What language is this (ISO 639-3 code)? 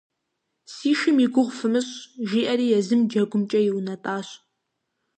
kbd